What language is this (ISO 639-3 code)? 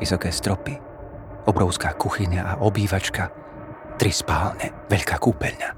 slk